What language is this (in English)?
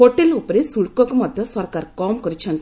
Odia